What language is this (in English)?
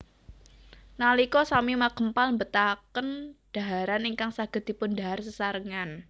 Javanese